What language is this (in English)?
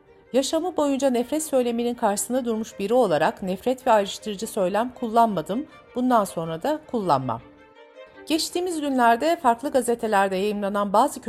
Turkish